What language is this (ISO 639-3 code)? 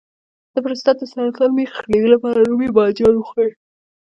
pus